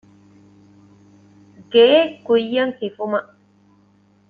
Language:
Divehi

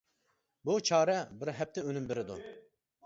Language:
Uyghur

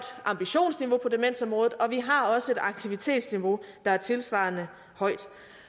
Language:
Danish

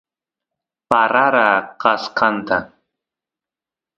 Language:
Santiago del Estero Quichua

